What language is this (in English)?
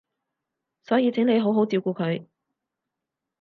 Cantonese